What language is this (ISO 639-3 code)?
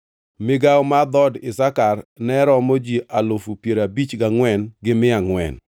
luo